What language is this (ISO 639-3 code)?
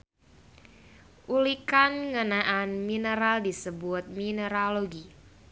sun